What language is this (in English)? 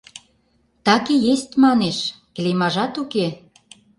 Mari